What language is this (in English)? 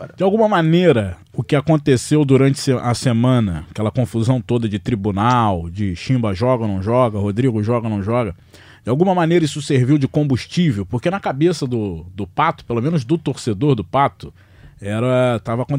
Portuguese